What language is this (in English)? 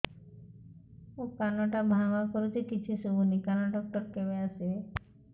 Odia